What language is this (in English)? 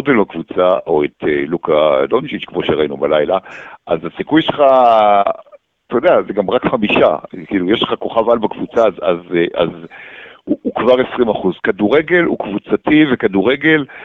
Hebrew